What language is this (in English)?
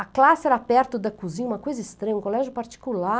Portuguese